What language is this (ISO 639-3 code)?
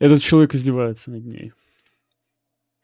rus